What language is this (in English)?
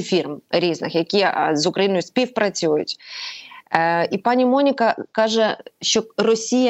Ukrainian